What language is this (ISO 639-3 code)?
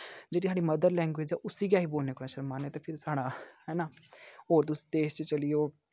doi